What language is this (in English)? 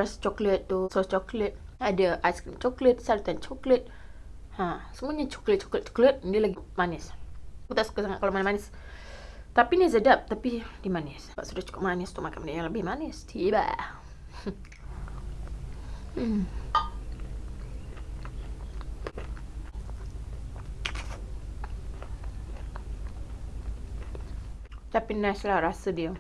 Malay